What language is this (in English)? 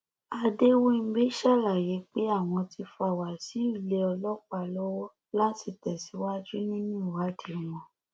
Yoruba